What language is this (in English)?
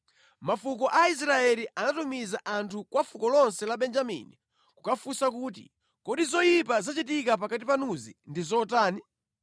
Nyanja